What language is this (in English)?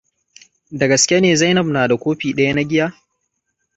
Hausa